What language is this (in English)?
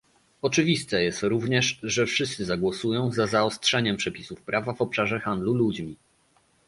Polish